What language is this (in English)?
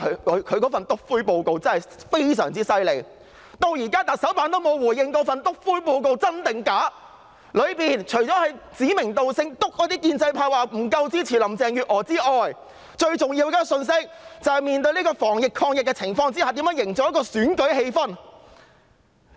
Cantonese